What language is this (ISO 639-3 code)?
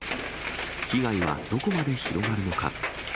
jpn